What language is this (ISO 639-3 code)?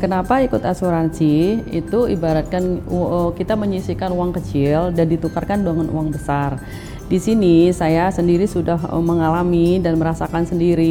ind